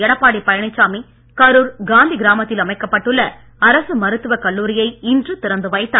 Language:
Tamil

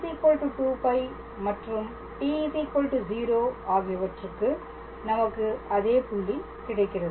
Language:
Tamil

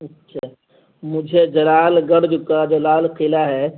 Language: Urdu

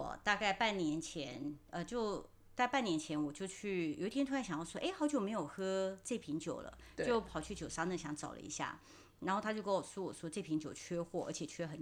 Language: Chinese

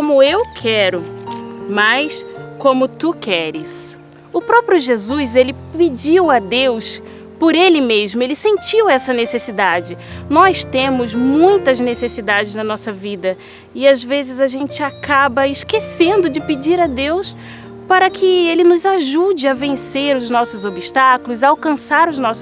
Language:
Portuguese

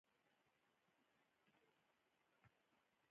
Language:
Pashto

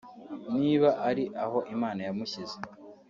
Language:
Kinyarwanda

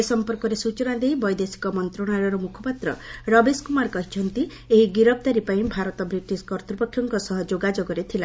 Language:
Odia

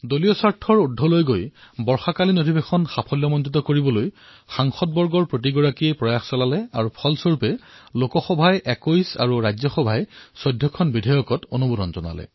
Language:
Assamese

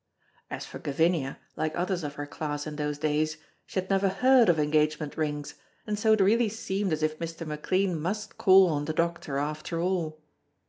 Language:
English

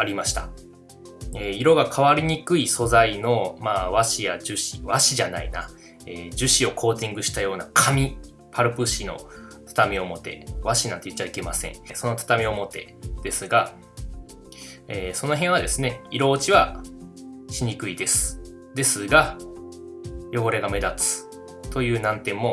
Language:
Japanese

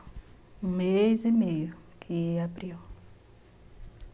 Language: Portuguese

